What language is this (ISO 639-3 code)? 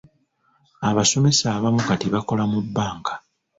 lug